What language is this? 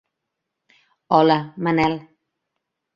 Catalan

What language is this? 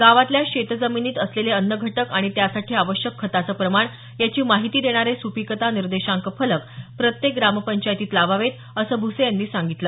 Marathi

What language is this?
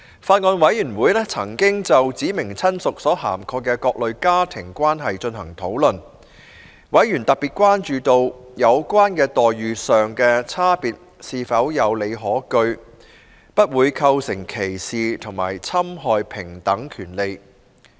Cantonese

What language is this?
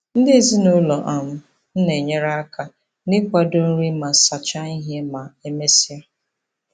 Igbo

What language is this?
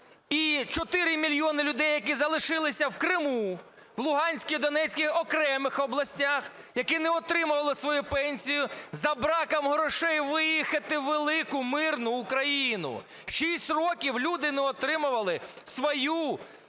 Ukrainian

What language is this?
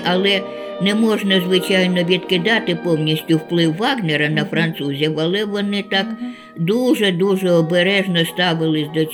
Ukrainian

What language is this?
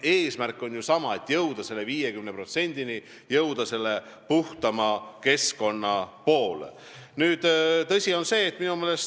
Estonian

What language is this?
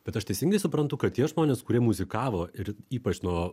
Lithuanian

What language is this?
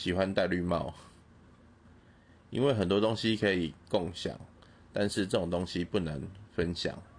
Chinese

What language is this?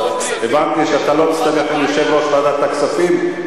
Hebrew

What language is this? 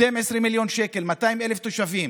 Hebrew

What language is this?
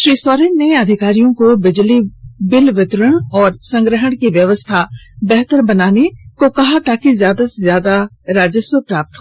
Hindi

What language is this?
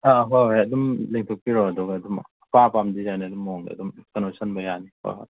Manipuri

